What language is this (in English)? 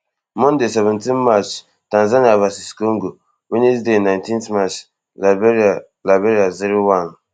Nigerian Pidgin